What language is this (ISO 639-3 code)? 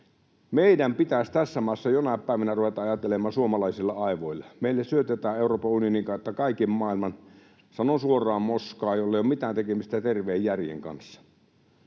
fin